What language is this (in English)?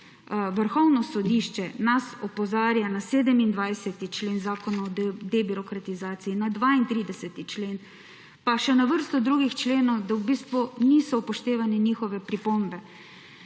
Slovenian